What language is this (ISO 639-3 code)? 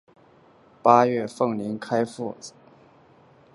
zho